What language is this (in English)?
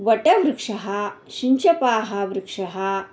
Sanskrit